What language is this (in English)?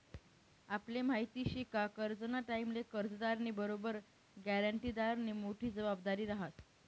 Marathi